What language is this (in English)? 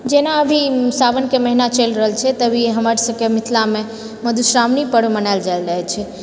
Maithili